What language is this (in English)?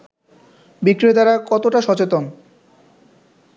Bangla